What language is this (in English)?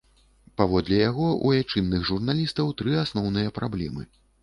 Belarusian